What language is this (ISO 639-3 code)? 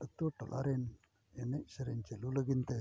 sat